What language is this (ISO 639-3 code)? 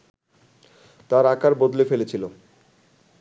ben